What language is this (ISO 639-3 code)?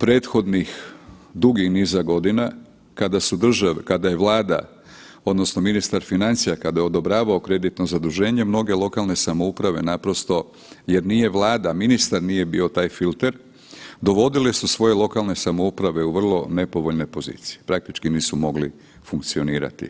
hrv